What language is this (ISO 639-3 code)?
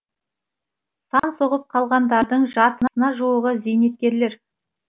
kaz